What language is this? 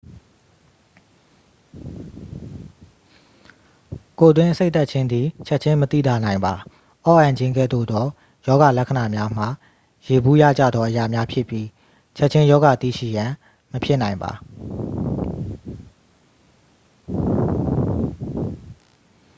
Burmese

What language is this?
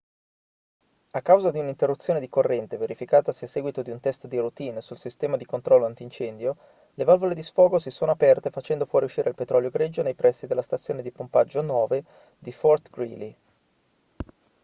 Italian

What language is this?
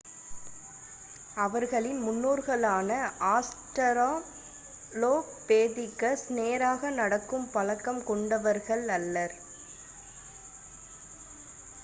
Tamil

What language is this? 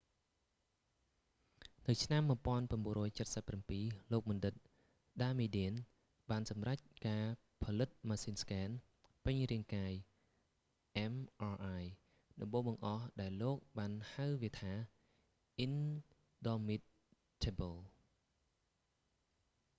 Khmer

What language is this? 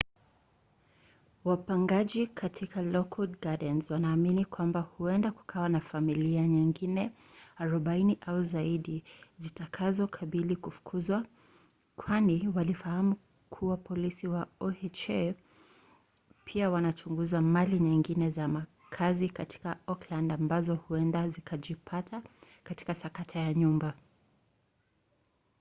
Swahili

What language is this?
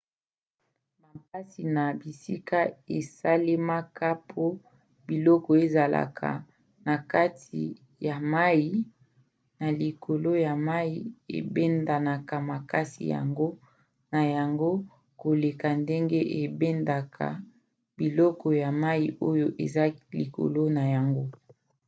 Lingala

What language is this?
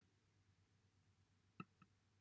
Welsh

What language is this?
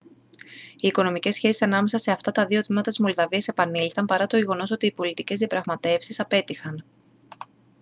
Greek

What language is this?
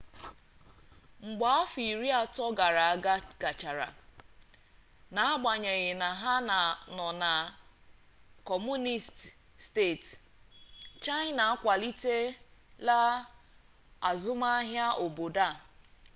Igbo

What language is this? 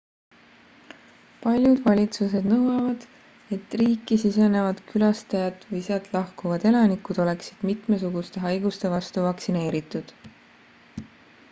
Estonian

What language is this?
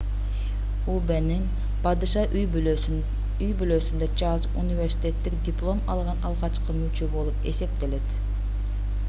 Kyrgyz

